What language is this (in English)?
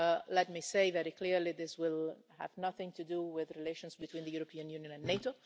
English